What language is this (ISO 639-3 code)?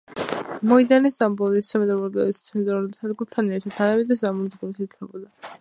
kat